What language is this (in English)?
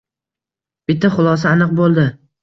Uzbek